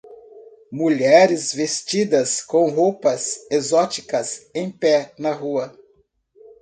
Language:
Portuguese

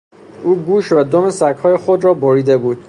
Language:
Persian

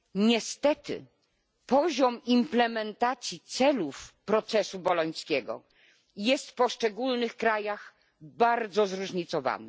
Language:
Polish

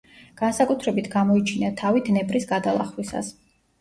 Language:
Georgian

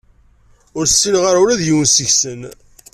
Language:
Kabyle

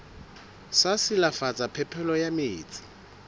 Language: Southern Sotho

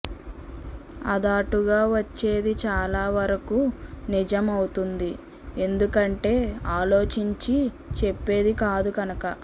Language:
Telugu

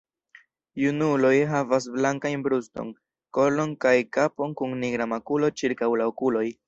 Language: Esperanto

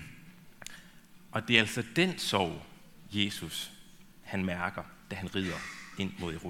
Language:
Danish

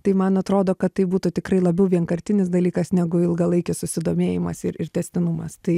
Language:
Lithuanian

